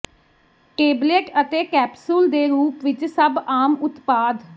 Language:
Punjabi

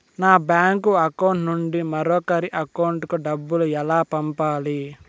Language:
Telugu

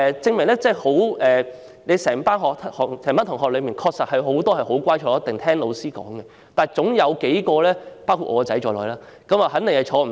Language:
Cantonese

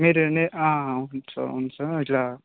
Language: Telugu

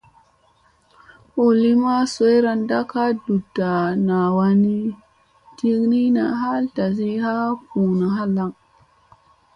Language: Musey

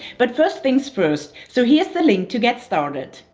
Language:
English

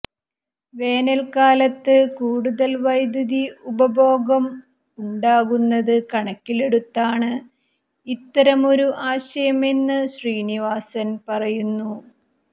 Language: Malayalam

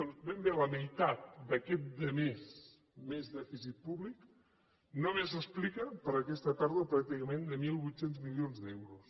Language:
Catalan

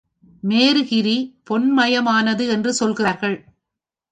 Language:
Tamil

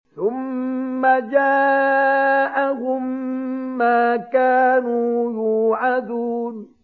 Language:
Arabic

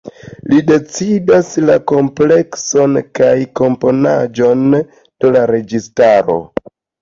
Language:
Esperanto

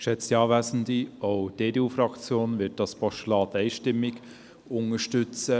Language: Swiss German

